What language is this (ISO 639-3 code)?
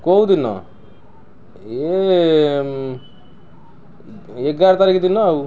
ori